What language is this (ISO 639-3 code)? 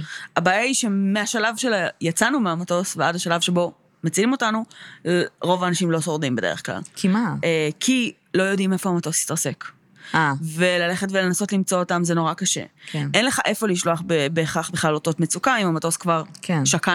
heb